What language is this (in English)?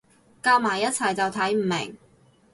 Cantonese